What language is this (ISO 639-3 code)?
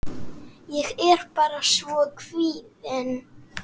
isl